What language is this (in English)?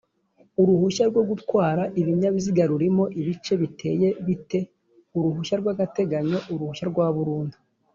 Kinyarwanda